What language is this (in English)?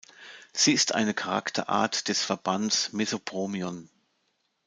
German